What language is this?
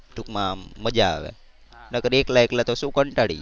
Gujarati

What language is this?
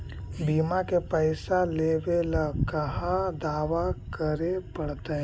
Magahi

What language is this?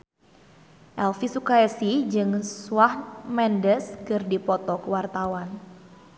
Sundanese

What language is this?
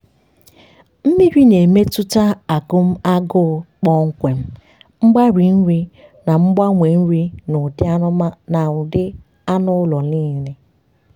Igbo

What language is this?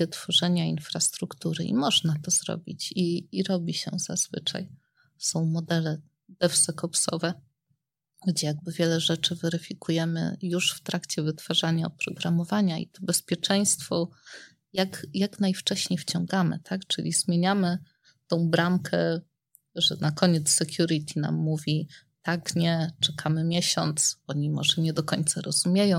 Polish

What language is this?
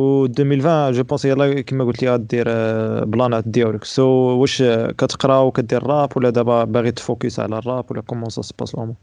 Arabic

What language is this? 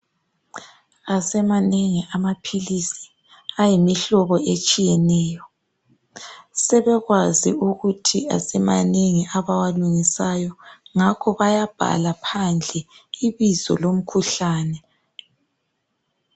North Ndebele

